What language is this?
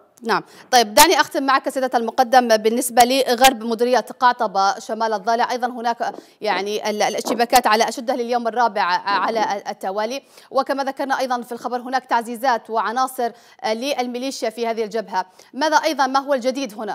Arabic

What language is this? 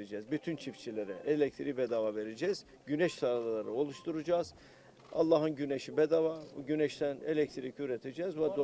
Turkish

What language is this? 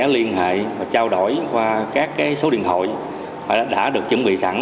Vietnamese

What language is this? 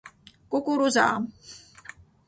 Georgian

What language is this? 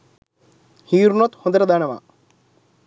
Sinhala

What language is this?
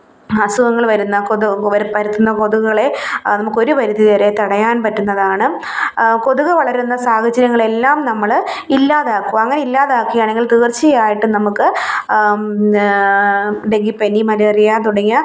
Malayalam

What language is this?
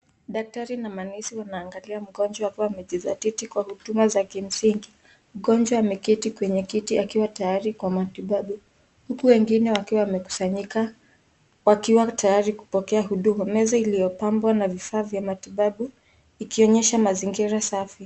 Swahili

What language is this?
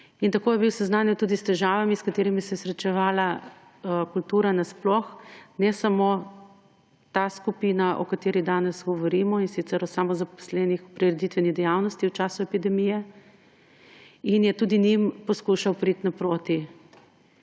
Slovenian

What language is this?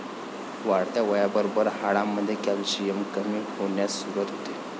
Marathi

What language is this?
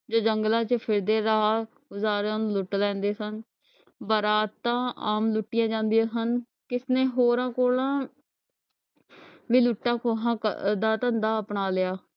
Punjabi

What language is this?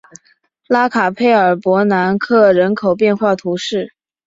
Chinese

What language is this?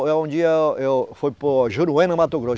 Portuguese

